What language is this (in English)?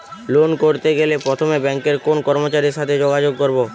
Bangla